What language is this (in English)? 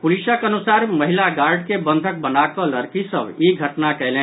Maithili